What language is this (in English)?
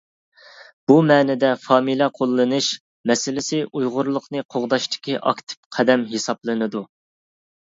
Uyghur